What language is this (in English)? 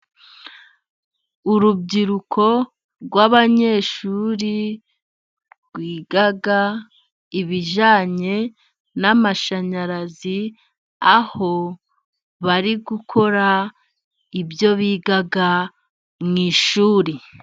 Kinyarwanda